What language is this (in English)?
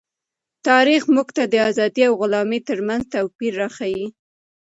Pashto